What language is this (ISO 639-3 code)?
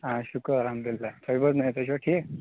kas